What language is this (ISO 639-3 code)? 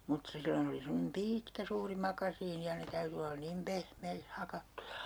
fin